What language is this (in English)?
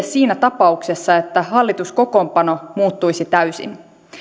Finnish